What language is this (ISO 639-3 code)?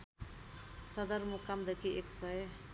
nep